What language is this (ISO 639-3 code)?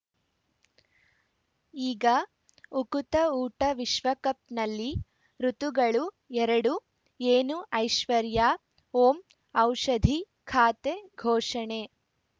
kan